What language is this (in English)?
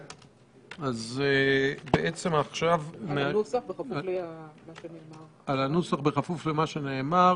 Hebrew